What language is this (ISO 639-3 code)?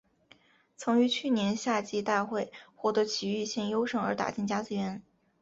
zho